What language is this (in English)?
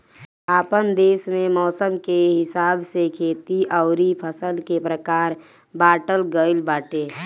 Bhojpuri